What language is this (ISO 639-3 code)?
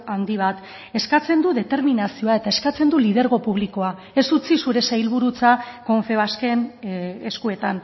eus